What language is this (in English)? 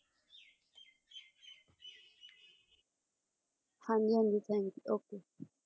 Punjabi